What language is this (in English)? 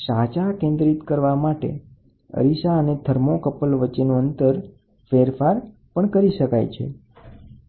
Gujarati